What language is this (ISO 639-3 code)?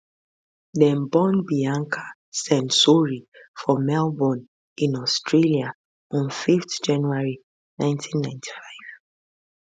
pcm